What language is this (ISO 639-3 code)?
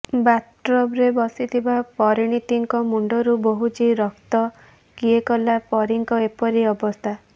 ori